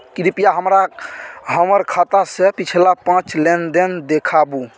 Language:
Maithili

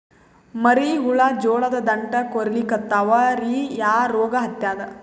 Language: Kannada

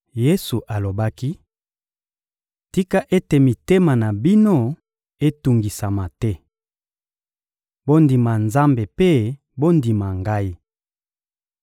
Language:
Lingala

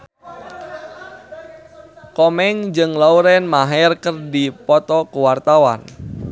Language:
Sundanese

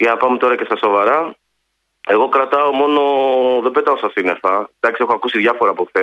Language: Greek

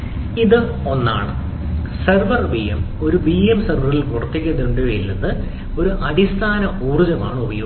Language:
Malayalam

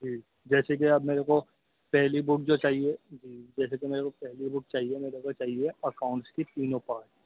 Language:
Urdu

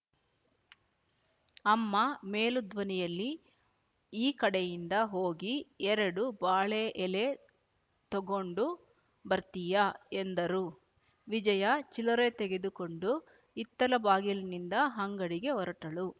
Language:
Kannada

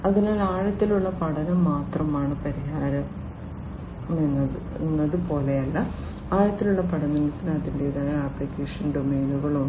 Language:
Malayalam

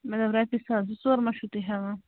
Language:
Kashmiri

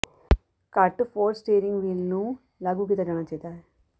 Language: Punjabi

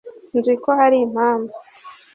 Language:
Kinyarwanda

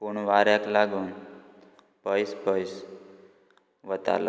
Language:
Konkani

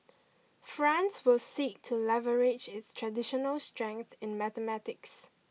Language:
English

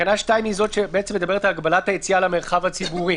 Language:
Hebrew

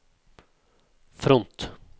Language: Norwegian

